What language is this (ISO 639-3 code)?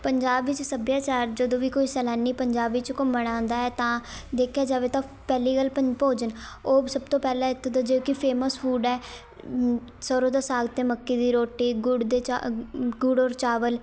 pan